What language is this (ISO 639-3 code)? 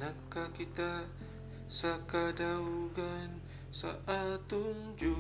fil